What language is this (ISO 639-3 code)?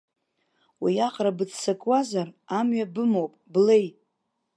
abk